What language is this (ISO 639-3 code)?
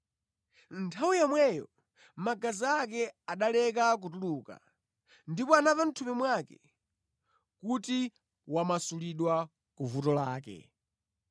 nya